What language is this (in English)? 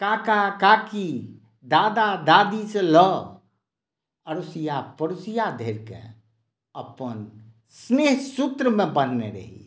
Maithili